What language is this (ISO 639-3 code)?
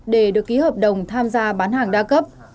vie